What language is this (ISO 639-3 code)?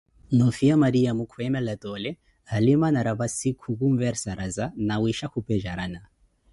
eko